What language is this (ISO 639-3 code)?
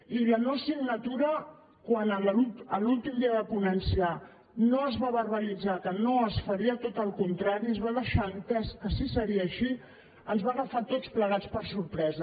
cat